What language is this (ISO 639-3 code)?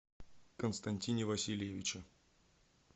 rus